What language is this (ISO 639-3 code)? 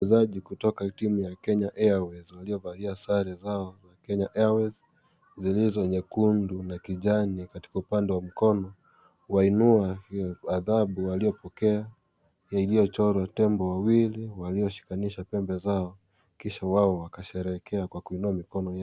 swa